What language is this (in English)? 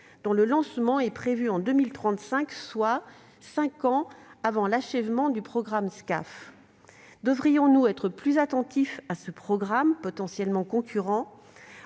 French